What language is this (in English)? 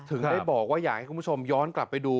Thai